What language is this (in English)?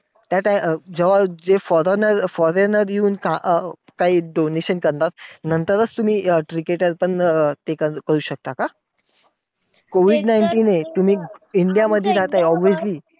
Marathi